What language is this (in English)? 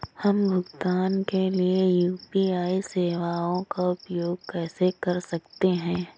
Hindi